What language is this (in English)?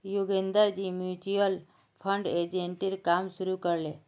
Magahi